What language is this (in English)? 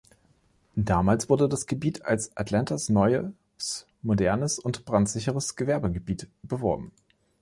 German